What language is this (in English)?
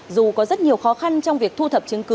Vietnamese